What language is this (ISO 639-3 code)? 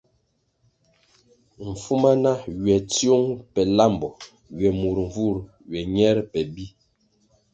nmg